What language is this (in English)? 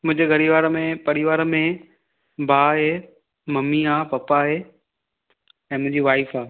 Sindhi